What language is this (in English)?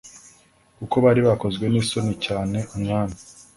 Kinyarwanda